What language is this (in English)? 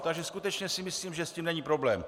Czech